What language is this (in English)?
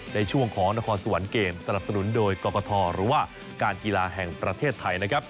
Thai